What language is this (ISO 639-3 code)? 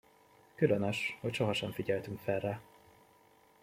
hun